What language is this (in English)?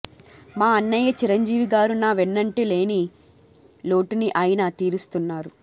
Telugu